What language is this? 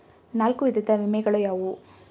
Kannada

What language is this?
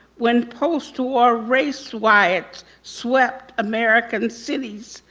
English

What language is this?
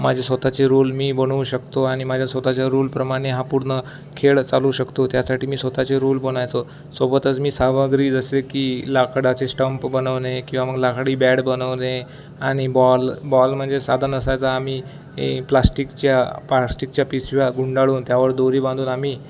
Marathi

